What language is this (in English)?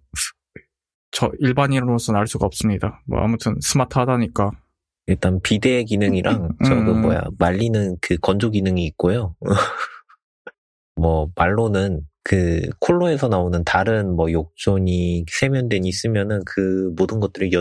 Korean